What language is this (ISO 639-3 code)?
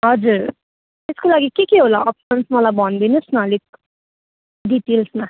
nep